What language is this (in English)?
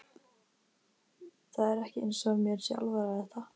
Icelandic